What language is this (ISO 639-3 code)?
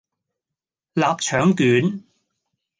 yue